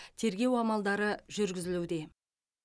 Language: Kazakh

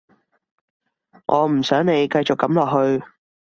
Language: Cantonese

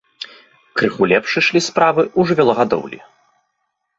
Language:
Belarusian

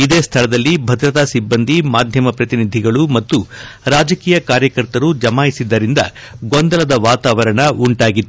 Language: Kannada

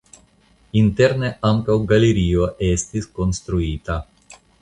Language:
Esperanto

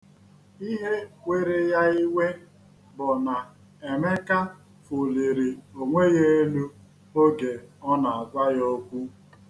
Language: Igbo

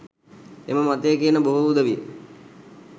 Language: Sinhala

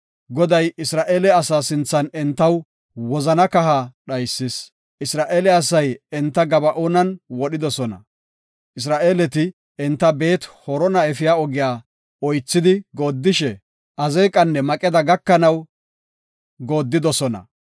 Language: Gofa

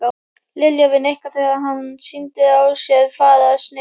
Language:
Icelandic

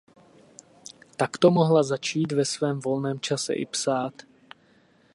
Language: Czech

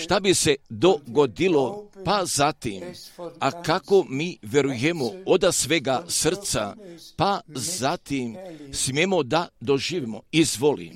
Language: Croatian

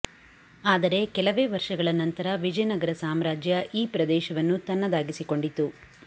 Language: Kannada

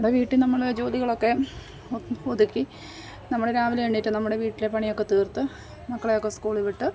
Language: Malayalam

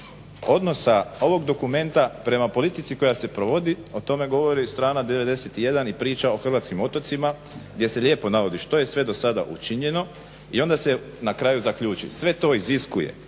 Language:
Croatian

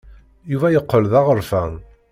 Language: Kabyle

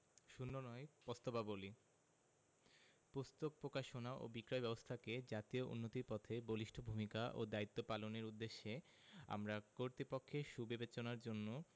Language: Bangla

